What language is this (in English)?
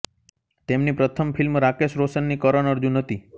Gujarati